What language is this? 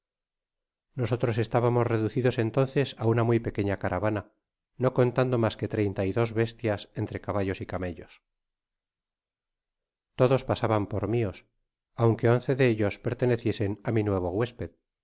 Spanish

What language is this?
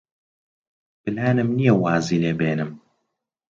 Central Kurdish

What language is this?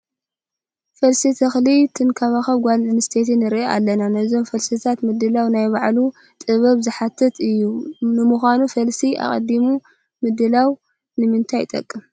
Tigrinya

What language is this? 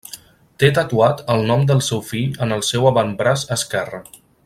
Catalan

